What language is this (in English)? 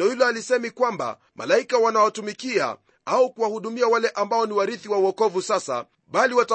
Swahili